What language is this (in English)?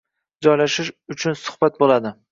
Uzbek